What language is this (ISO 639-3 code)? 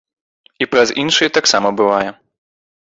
bel